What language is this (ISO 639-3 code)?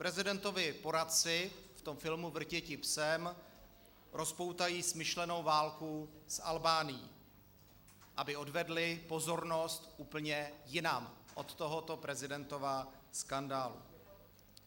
ces